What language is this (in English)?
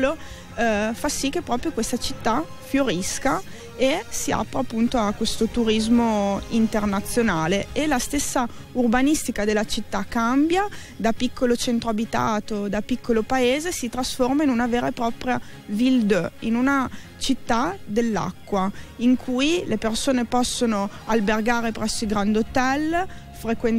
Italian